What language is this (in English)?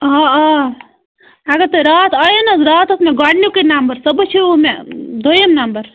Kashmiri